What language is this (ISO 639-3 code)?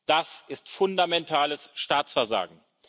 deu